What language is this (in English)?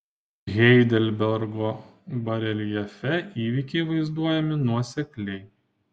Lithuanian